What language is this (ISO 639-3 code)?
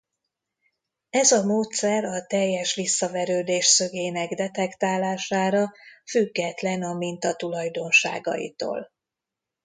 hun